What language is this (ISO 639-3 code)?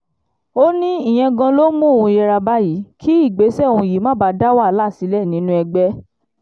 yor